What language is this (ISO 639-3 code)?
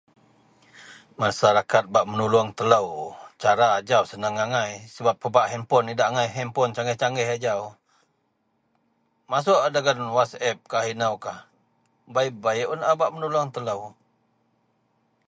mel